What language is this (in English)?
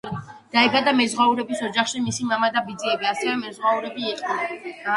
Georgian